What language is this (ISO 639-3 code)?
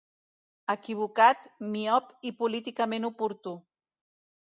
cat